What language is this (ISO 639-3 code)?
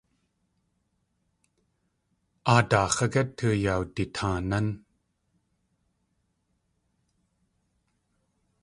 tli